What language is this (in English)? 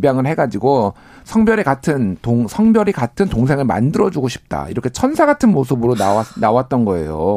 Korean